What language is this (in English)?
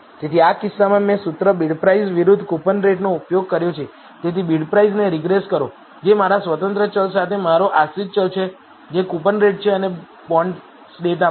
Gujarati